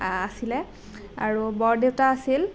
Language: Assamese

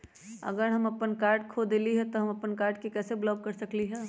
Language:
Magahi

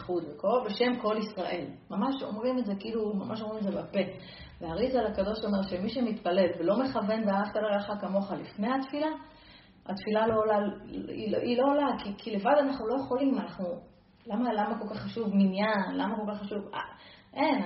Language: Hebrew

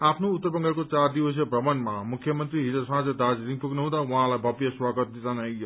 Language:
Nepali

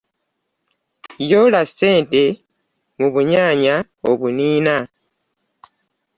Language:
Ganda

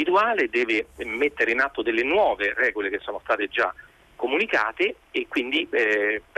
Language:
Italian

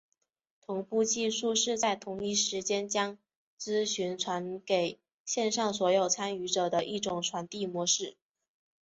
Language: Chinese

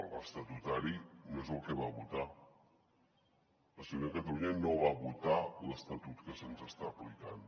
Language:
Catalan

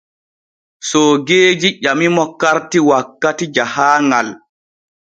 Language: Borgu Fulfulde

